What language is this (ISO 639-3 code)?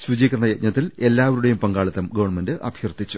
mal